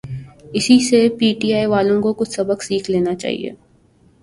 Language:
Urdu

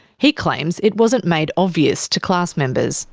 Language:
English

